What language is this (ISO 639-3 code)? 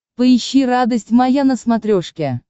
rus